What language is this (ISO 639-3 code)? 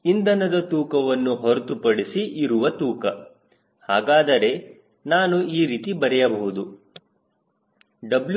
kan